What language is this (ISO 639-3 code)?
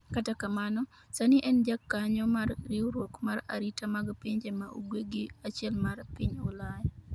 luo